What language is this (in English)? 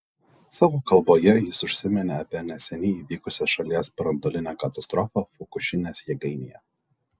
Lithuanian